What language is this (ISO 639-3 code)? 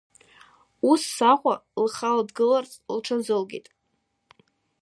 abk